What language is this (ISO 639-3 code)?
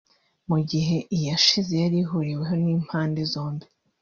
kin